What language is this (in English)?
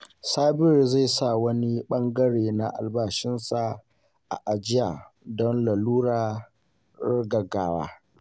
Hausa